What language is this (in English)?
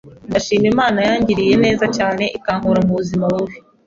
Kinyarwanda